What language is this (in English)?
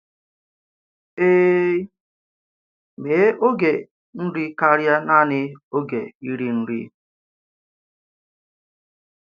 Igbo